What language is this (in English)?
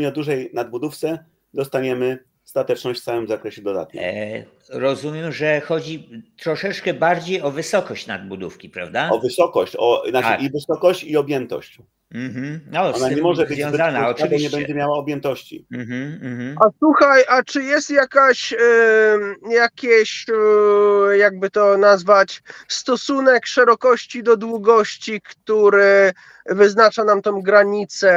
Polish